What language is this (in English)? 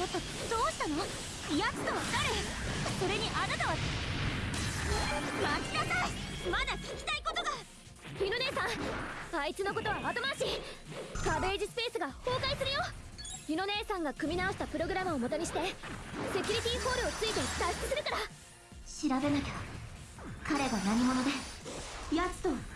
Japanese